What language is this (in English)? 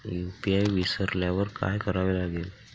Marathi